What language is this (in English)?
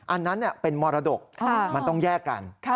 Thai